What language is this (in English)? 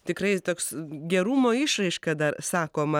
Lithuanian